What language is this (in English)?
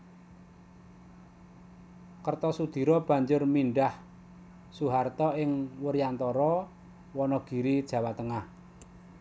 Javanese